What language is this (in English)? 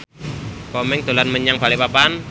Javanese